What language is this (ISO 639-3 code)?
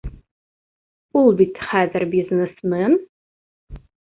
bak